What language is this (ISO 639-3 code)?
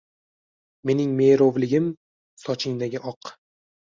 uzb